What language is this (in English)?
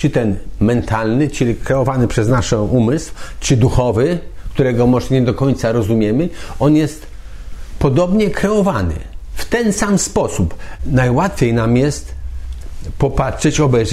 Polish